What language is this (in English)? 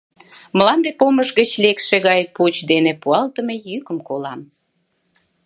Mari